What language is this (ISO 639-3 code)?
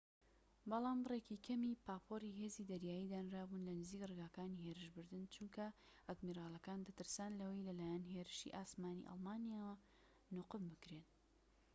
ckb